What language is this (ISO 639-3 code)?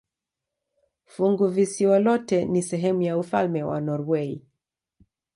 swa